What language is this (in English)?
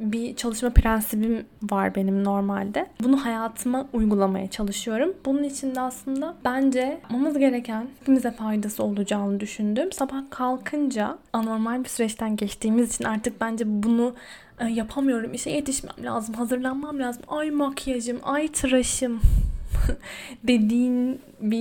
Turkish